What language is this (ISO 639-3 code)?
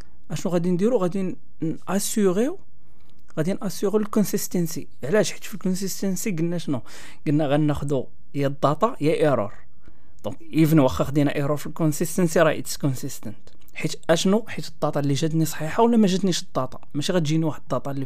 ara